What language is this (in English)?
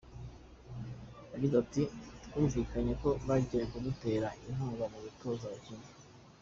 Kinyarwanda